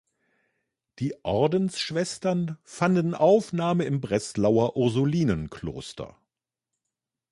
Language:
German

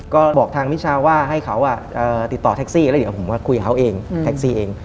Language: Thai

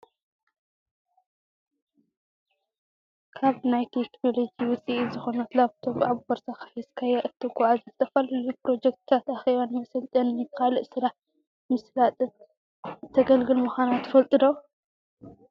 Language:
Tigrinya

